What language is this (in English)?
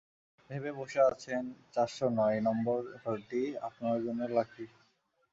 Bangla